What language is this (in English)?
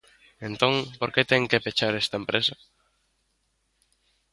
Galician